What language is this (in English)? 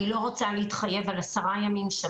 Hebrew